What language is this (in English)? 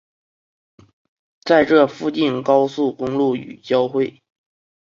Chinese